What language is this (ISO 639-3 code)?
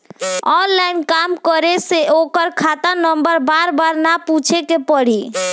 bho